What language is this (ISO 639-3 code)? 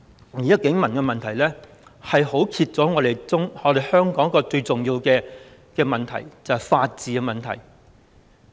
yue